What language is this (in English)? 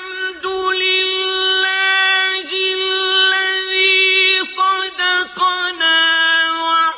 Arabic